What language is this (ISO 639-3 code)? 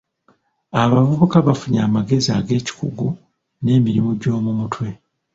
lug